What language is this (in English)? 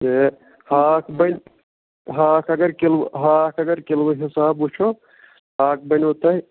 Kashmiri